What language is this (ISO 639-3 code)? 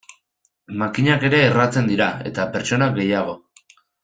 eus